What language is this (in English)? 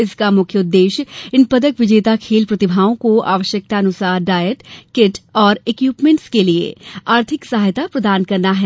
Hindi